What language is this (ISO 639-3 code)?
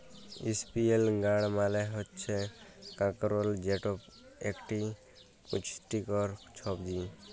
ben